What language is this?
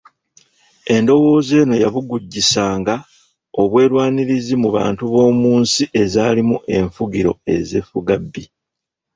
Ganda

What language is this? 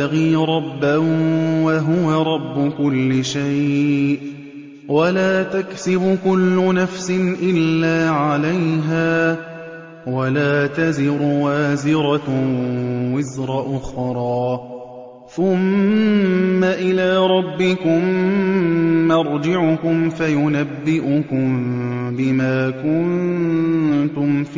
Arabic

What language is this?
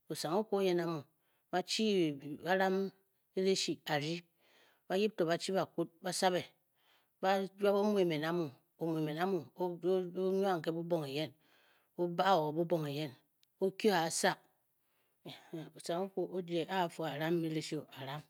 Bokyi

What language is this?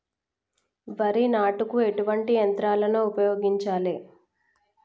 Telugu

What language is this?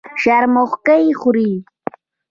Pashto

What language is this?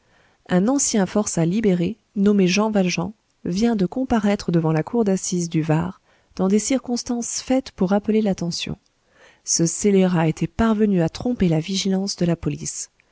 French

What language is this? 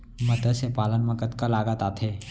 Chhattisgarhi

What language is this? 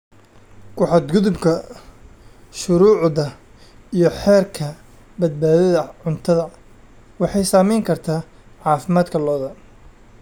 Somali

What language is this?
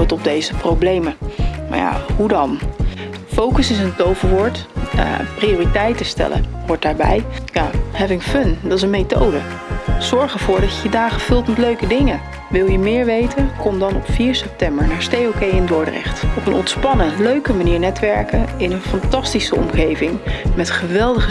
Dutch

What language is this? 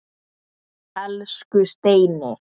Icelandic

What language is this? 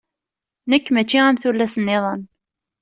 Kabyle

